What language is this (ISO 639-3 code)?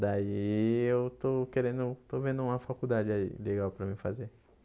por